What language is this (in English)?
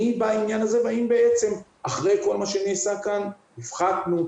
Hebrew